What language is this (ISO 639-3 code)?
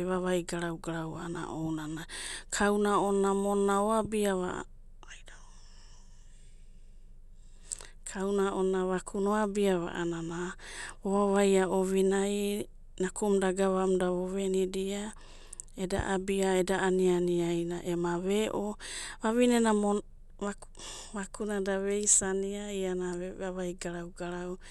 kbt